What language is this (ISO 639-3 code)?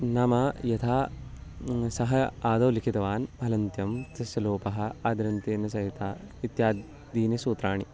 san